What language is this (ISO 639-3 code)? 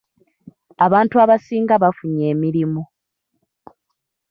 lug